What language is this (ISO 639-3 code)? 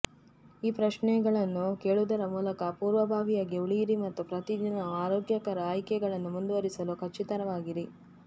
kan